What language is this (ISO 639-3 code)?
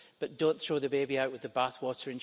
eng